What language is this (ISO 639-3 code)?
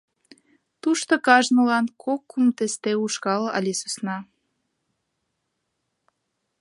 chm